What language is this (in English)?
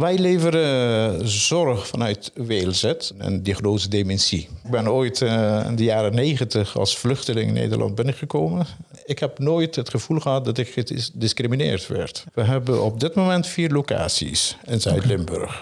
Dutch